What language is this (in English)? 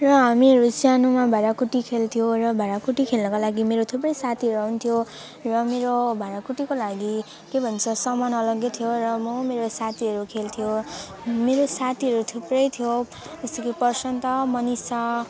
Nepali